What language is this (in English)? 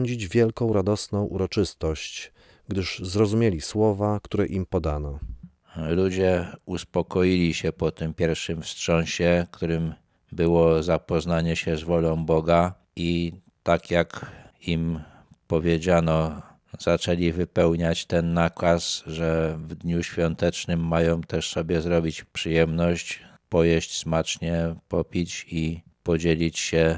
Polish